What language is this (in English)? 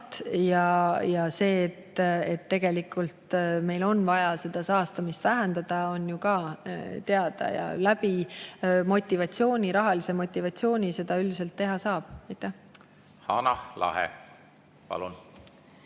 Estonian